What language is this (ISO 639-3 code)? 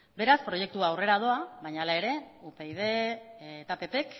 eus